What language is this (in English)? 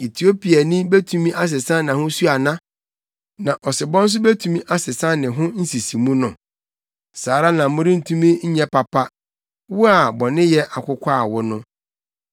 Akan